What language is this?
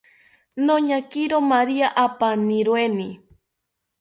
South Ucayali Ashéninka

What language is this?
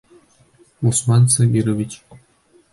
Bashkir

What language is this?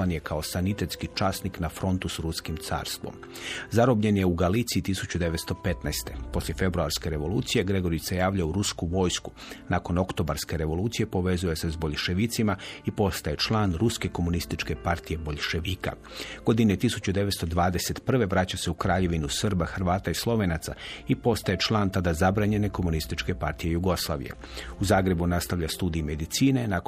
Croatian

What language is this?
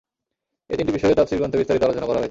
Bangla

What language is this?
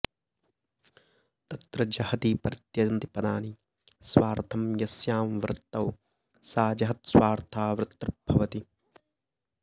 Sanskrit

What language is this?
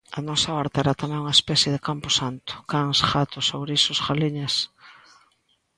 Galician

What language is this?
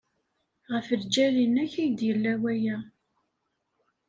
Kabyle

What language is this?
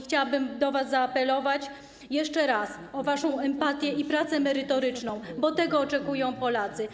Polish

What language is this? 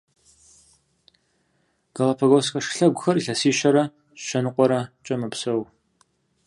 Kabardian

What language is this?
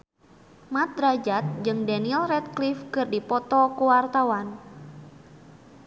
Sundanese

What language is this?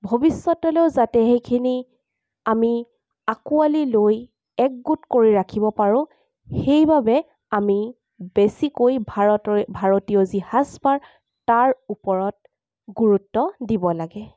Assamese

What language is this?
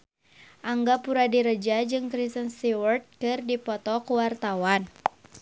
Sundanese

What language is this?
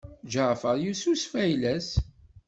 Kabyle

